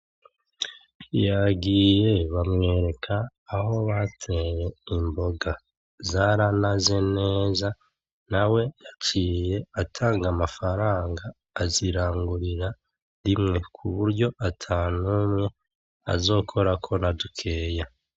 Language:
Rundi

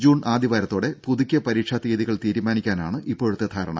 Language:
Malayalam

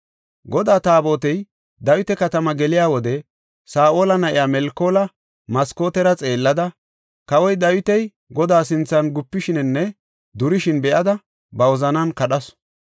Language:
Gofa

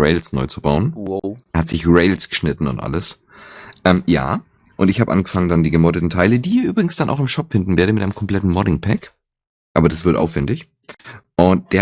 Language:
German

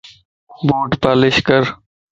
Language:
Lasi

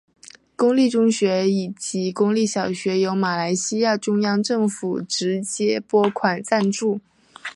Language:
Chinese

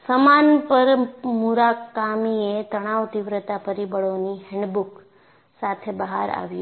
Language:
Gujarati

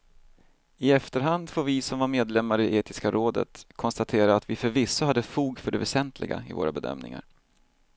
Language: Swedish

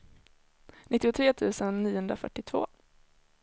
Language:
Swedish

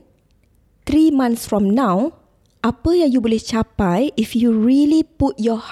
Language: Malay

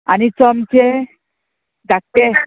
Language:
Konkani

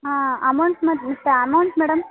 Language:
Kannada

